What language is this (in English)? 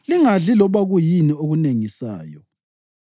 North Ndebele